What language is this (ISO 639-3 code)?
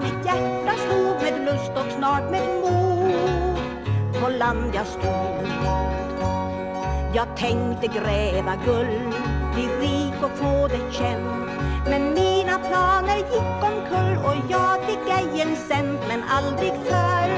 swe